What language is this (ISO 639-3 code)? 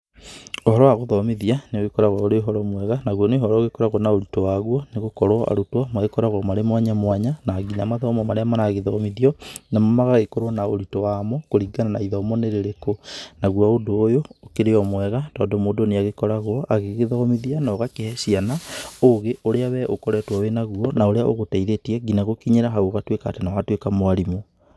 kik